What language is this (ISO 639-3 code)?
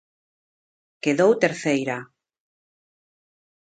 glg